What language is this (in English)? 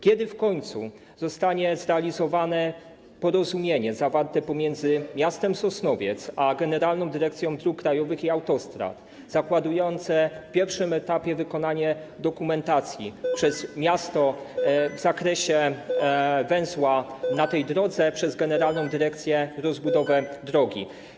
Polish